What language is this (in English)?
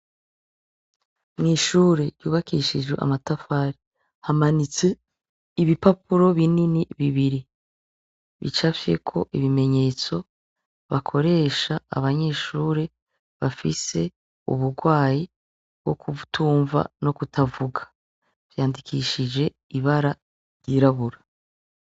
Rundi